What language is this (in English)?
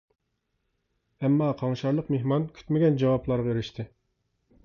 Uyghur